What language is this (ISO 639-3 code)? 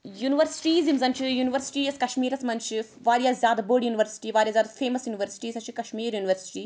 kas